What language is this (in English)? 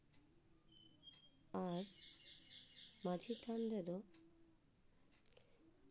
Santali